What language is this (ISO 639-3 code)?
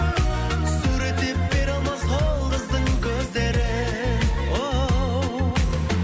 kaz